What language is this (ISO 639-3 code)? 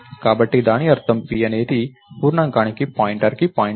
tel